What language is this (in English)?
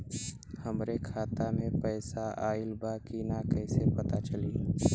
Bhojpuri